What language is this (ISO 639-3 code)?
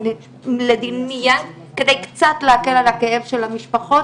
heb